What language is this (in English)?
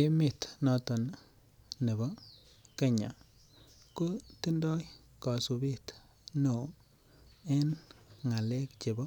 Kalenjin